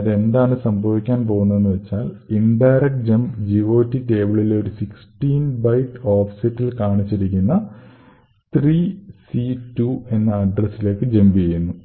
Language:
Malayalam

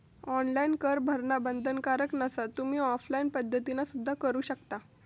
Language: Marathi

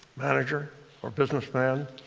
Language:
English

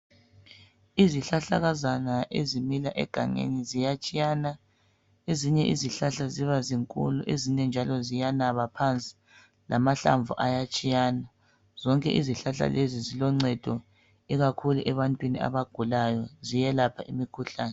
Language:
North Ndebele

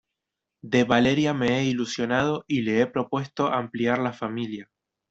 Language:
Spanish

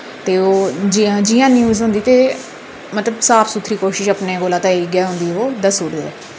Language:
Dogri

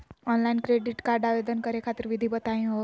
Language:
Magahi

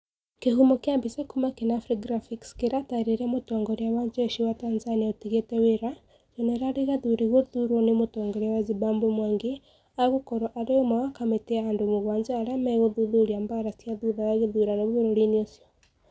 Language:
Kikuyu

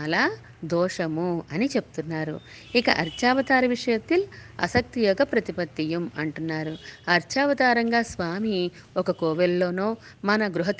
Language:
Telugu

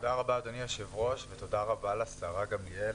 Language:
Hebrew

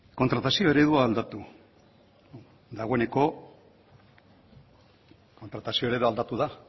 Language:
Basque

